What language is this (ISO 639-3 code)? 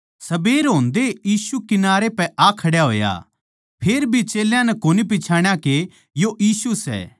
bgc